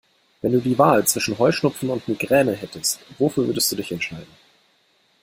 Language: German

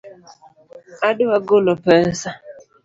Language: Luo (Kenya and Tanzania)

